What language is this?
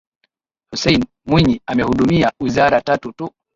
Swahili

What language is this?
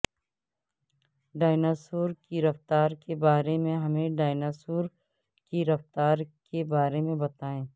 Urdu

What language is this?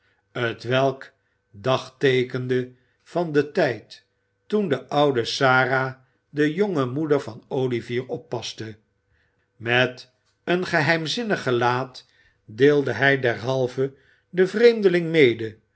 Dutch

